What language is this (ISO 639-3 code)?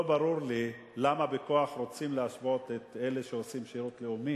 heb